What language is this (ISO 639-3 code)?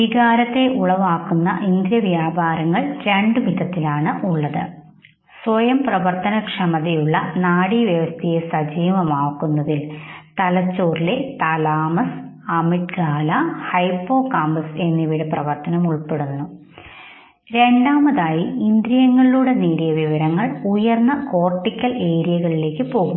mal